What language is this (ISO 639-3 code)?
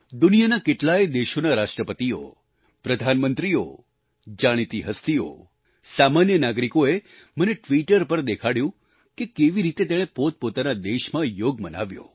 guj